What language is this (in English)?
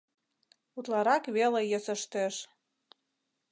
Mari